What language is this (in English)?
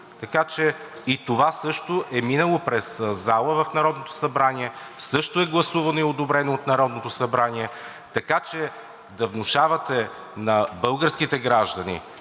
Bulgarian